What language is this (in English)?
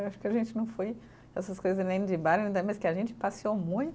Portuguese